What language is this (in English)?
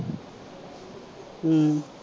Punjabi